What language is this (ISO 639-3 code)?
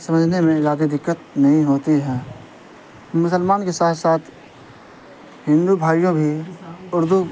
urd